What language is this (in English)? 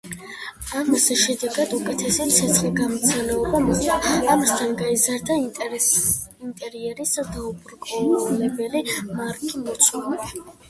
Georgian